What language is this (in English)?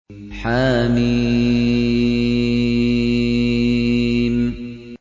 Arabic